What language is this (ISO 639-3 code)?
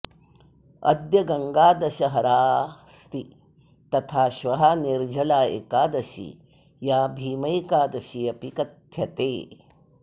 san